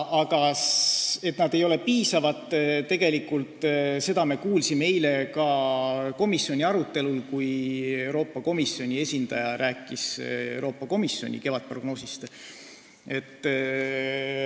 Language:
Estonian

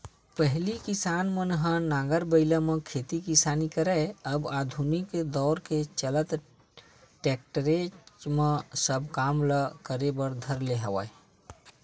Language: Chhattisgarhi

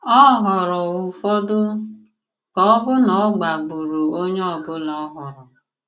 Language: Igbo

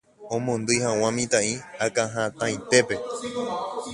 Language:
Guarani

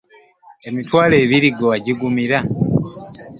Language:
Ganda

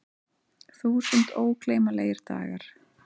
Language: Icelandic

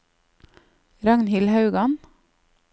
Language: Norwegian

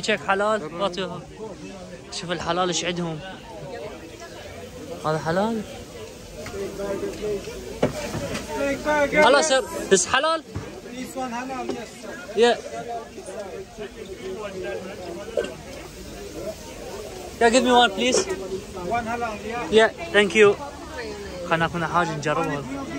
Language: Arabic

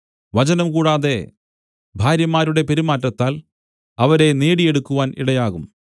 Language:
Malayalam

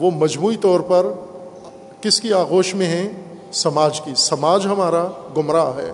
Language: Urdu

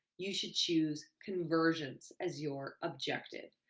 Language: English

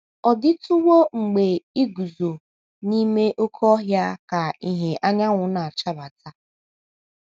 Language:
Igbo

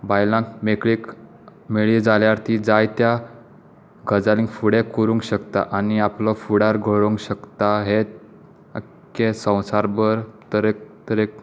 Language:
Konkani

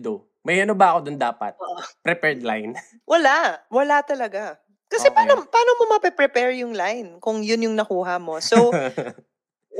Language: Filipino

